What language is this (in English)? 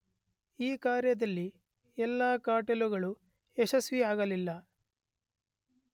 Kannada